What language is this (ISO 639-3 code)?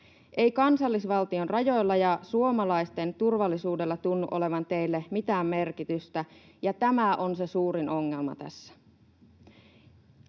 fin